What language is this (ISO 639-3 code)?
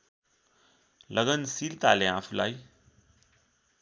nep